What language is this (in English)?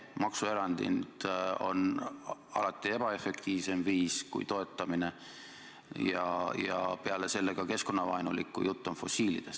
Estonian